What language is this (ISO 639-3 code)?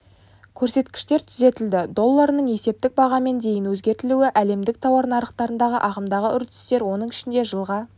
kaz